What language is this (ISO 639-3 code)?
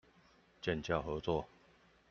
zho